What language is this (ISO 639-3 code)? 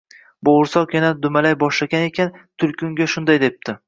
uzb